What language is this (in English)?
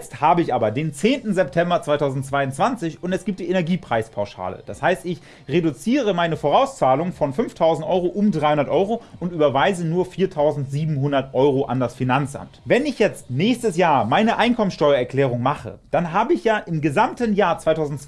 German